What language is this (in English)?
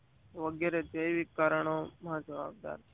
Gujarati